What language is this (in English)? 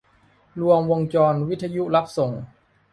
Thai